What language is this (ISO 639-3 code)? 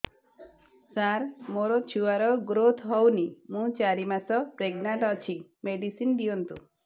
ori